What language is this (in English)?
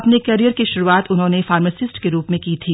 Hindi